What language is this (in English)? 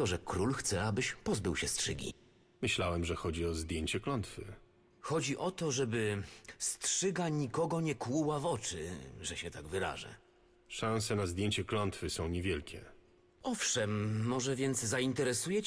Polish